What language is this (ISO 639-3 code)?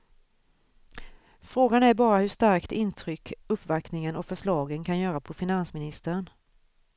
swe